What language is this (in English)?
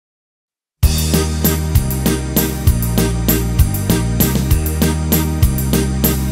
Polish